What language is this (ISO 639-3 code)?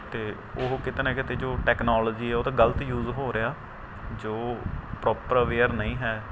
pan